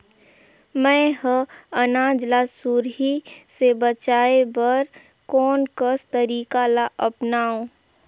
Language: Chhattisgarhi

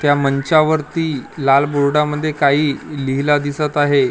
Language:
Marathi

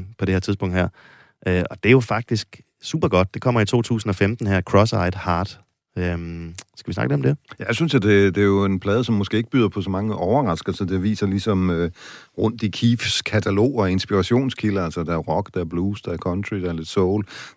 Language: Danish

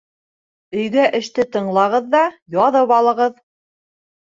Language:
Bashkir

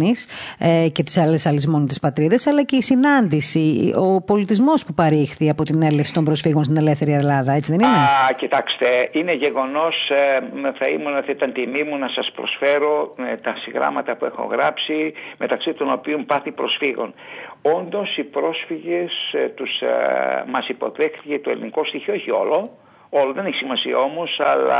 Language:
Greek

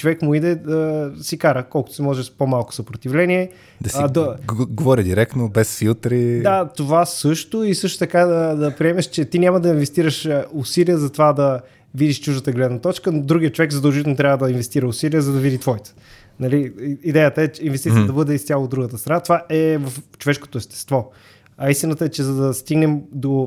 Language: Bulgarian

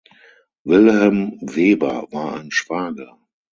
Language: German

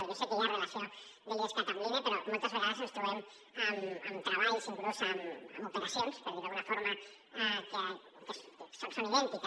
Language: Catalan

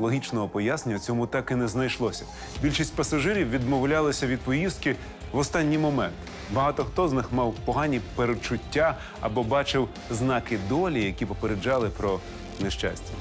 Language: Ukrainian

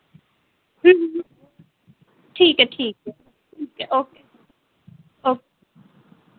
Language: Dogri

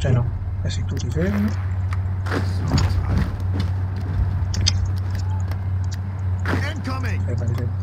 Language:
Italian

